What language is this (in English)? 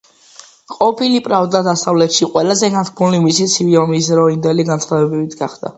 Georgian